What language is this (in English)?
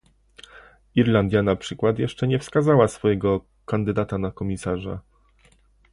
Polish